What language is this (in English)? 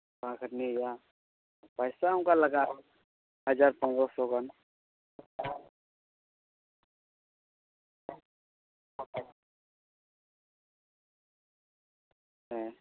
Santali